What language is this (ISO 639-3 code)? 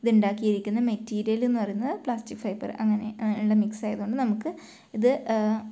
mal